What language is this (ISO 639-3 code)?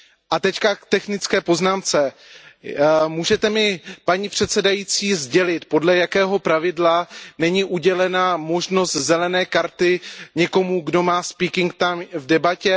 ces